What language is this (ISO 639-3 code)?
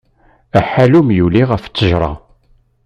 kab